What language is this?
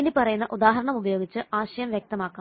Malayalam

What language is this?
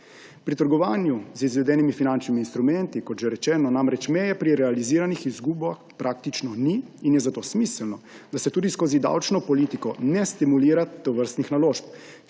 Slovenian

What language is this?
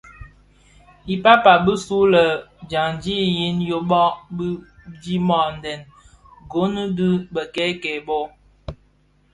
Bafia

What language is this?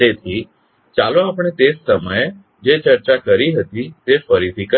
Gujarati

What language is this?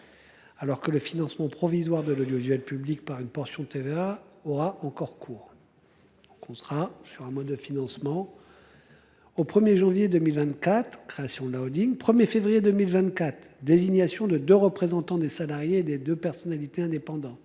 French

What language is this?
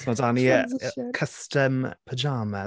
Welsh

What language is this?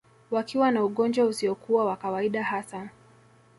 Swahili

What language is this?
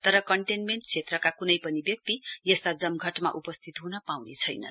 Nepali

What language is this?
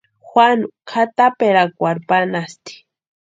Western Highland Purepecha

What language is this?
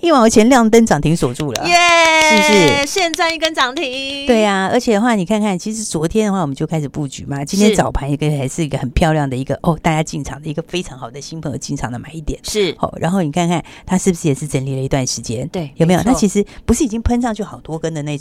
Chinese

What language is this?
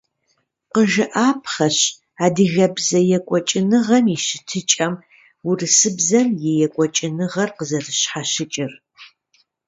Kabardian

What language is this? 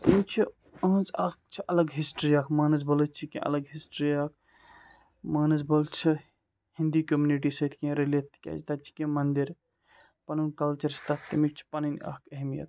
Kashmiri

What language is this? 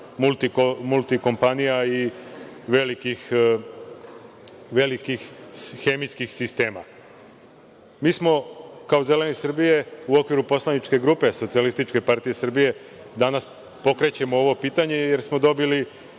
Serbian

